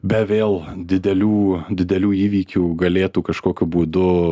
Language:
Lithuanian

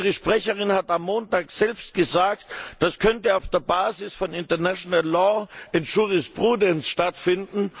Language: German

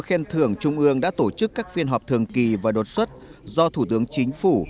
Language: Vietnamese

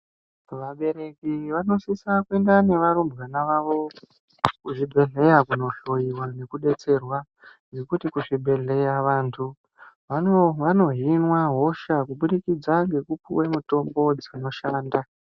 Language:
Ndau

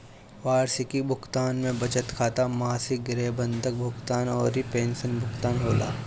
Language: Bhojpuri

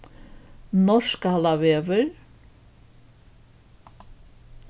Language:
Faroese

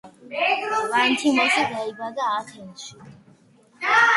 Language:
Georgian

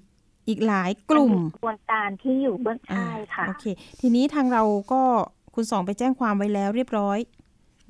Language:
Thai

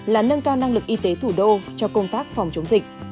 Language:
Vietnamese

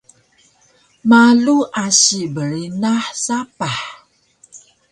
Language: Taroko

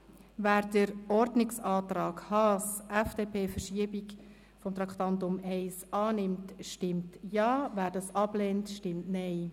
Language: Swiss German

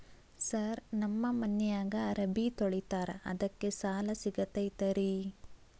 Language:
Kannada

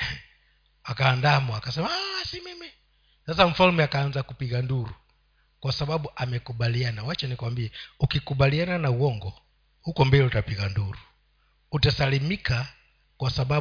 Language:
Swahili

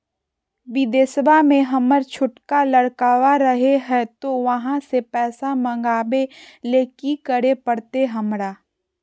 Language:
Magahi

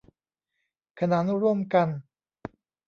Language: Thai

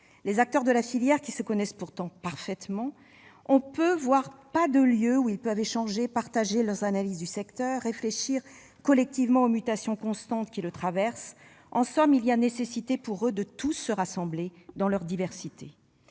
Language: French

